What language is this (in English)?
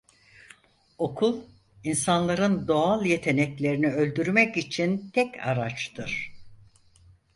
Turkish